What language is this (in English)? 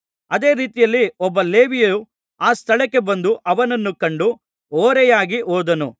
Kannada